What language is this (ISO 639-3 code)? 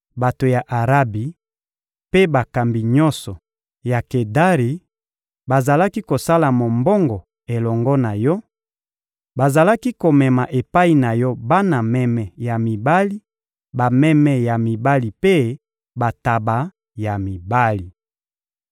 lin